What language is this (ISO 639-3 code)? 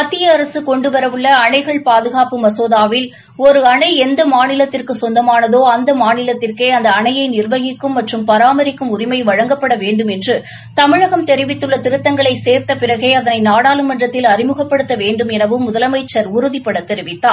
tam